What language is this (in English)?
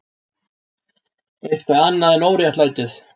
Icelandic